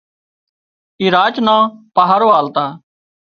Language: Wadiyara Koli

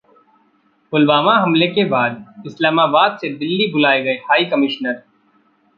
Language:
Hindi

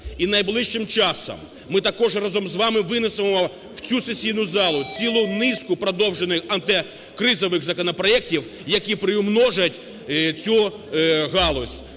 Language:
Ukrainian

